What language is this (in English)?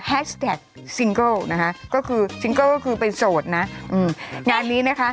Thai